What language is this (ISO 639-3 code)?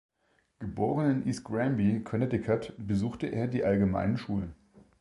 deu